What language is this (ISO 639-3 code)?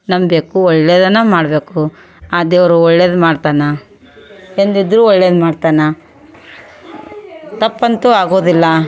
kan